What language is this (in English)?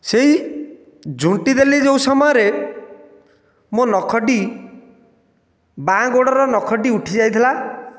Odia